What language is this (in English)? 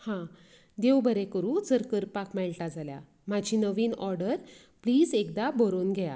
Konkani